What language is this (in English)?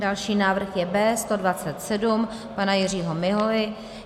Czech